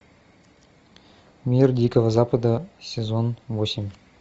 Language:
Russian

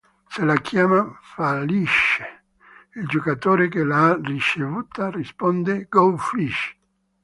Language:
Italian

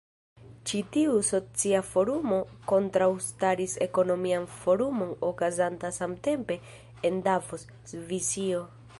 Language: Esperanto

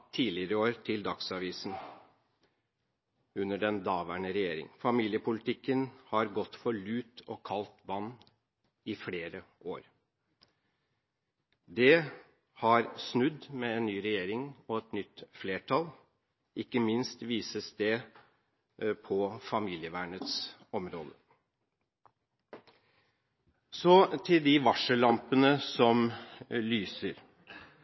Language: Norwegian Bokmål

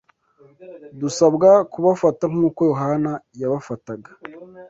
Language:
Kinyarwanda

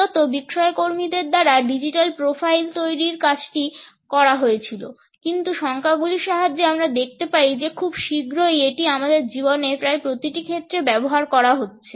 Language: Bangla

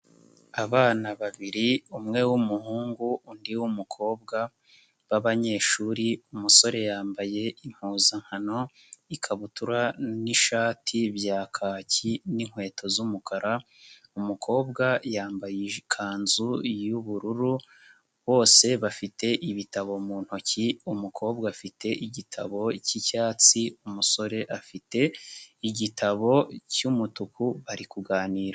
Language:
Kinyarwanda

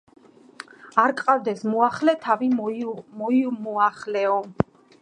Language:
Georgian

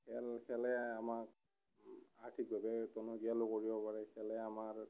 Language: Assamese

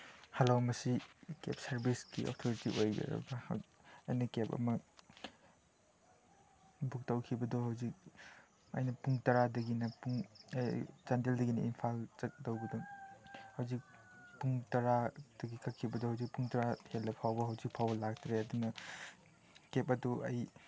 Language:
Manipuri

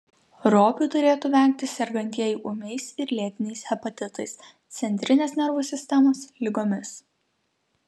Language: Lithuanian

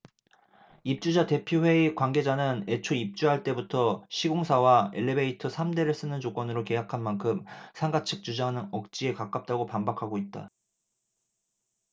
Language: Korean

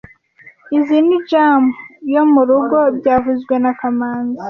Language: Kinyarwanda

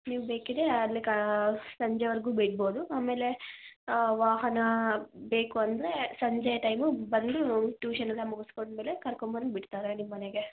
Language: Kannada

